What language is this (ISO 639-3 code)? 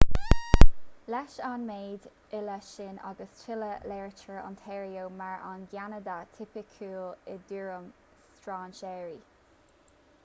gle